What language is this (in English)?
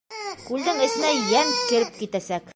Bashkir